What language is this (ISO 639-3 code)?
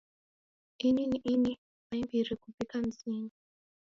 dav